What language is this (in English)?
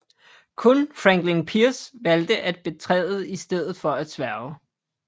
Danish